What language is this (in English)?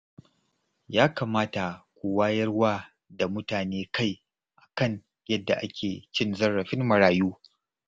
Hausa